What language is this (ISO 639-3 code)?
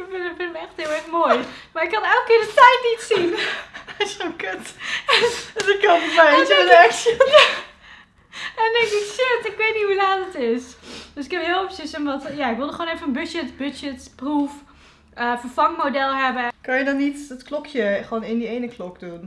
nld